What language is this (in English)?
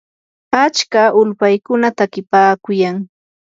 Yanahuanca Pasco Quechua